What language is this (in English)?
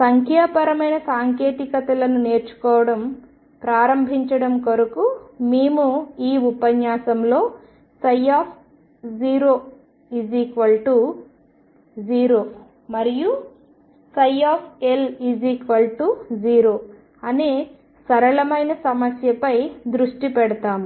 Telugu